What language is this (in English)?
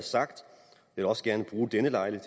Danish